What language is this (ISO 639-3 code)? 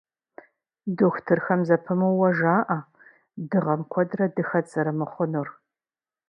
kbd